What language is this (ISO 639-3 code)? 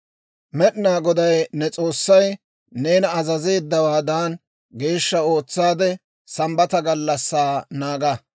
dwr